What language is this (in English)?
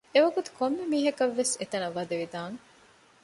Divehi